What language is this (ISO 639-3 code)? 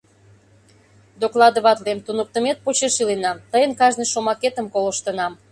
chm